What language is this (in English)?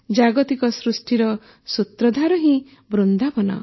Odia